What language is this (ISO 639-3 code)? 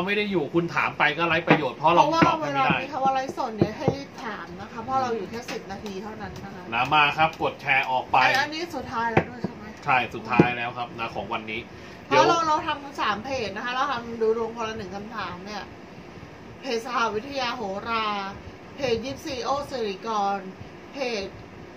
tha